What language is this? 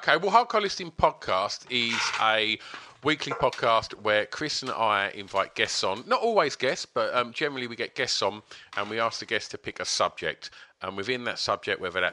English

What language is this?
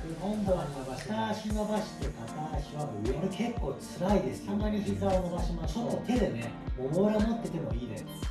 Japanese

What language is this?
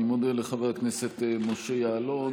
Hebrew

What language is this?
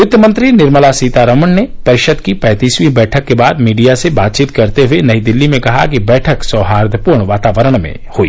Hindi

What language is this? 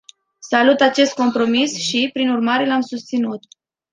Romanian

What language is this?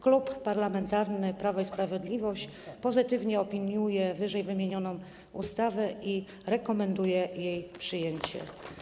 Polish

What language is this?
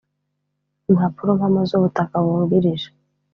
Kinyarwanda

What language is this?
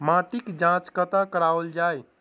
Maithili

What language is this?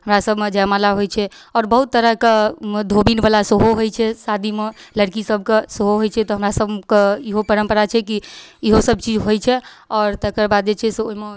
Maithili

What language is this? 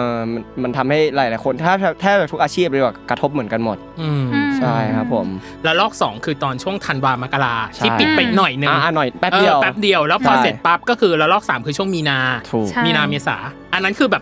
Thai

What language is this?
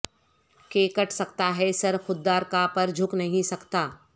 Urdu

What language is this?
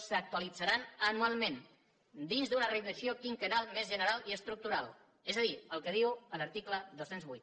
Catalan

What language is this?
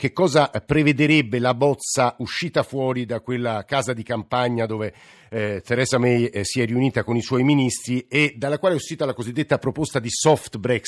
Italian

